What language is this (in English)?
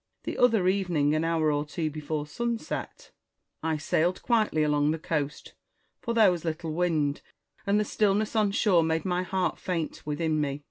English